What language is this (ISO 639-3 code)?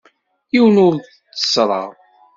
kab